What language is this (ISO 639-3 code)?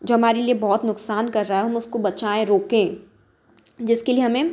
hin